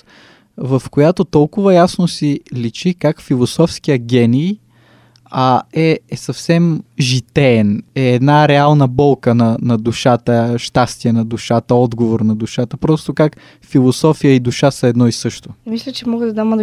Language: Bulgarian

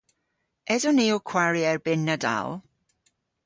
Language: Cornish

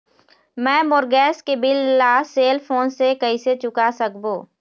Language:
Chhattisgarhi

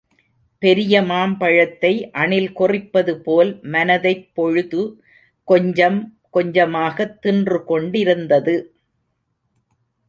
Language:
Tamil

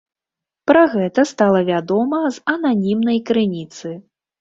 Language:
Belarusian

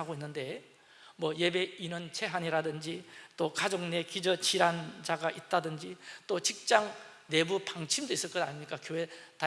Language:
Korean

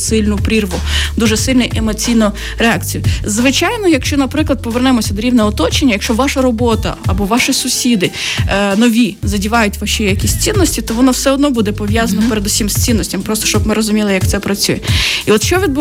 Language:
Ukrainian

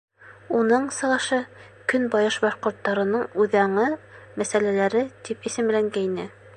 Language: Bashkir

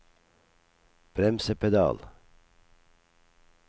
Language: Norwegian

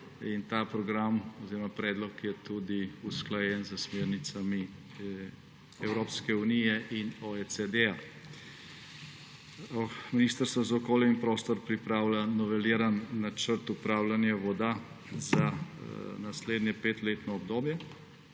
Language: Slovenian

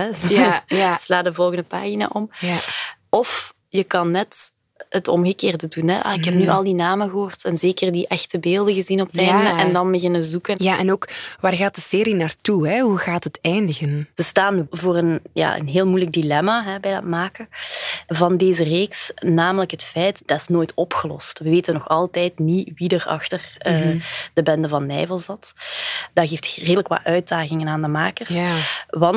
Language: Dutch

